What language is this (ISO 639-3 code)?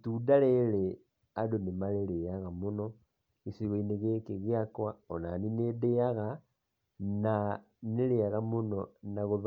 kik